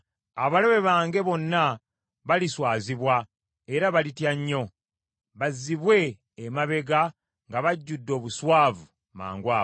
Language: Ganda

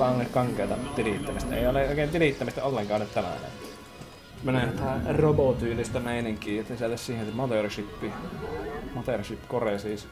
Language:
Finnish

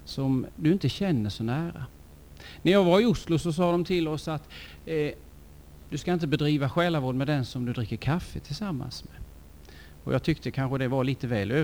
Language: Swedish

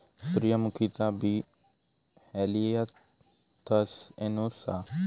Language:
Marathi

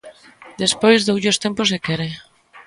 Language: Galician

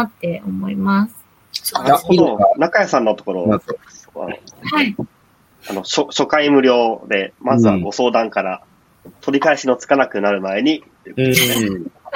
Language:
Japanese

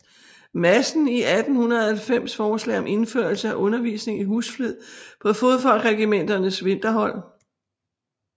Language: Danish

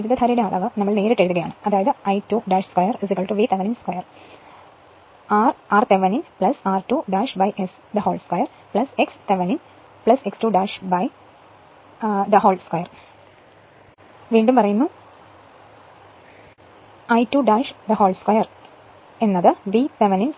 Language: Malayalam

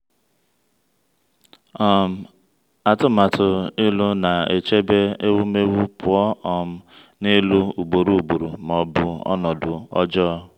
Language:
Igbo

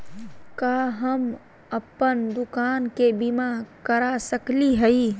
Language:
Magahi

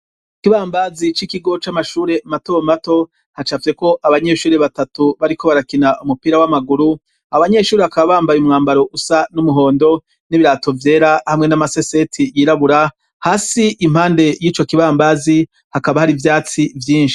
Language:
Rundi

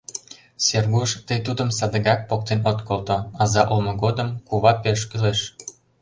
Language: Mari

